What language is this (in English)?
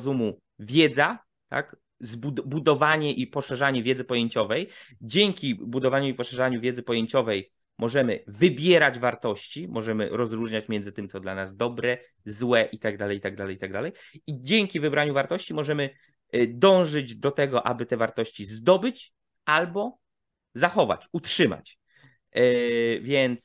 Polish